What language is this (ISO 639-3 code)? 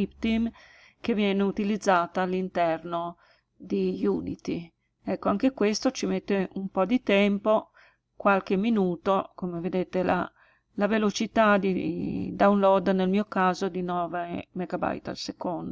ita